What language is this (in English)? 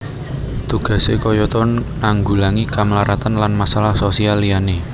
Javanese